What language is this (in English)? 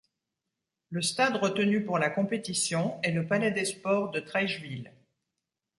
French